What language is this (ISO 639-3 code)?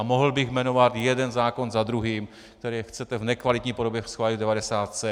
ces